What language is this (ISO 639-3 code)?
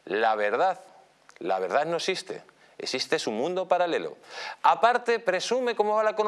spa